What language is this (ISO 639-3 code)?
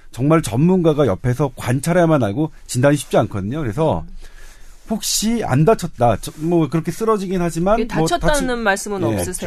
kor